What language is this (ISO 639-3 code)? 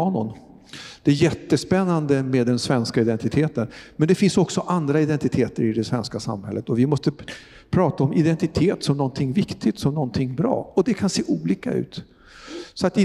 swe